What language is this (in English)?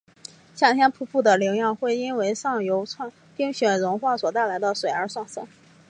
Chinese